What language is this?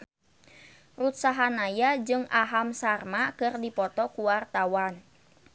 Sundanese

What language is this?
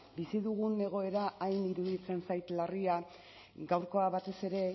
Basque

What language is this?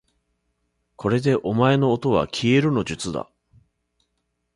Japanese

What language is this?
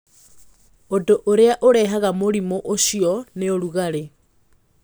Kikuyu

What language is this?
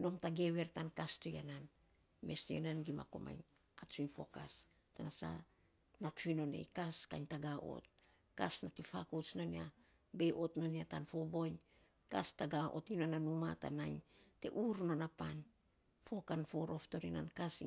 Saposa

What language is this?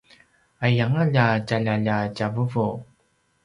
Paiwan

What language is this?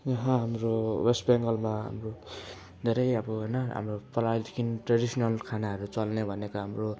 Nepali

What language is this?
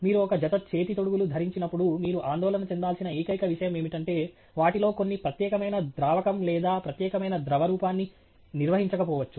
Telugu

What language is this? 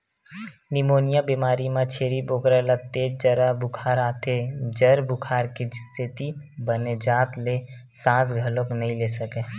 Chhattisgarhi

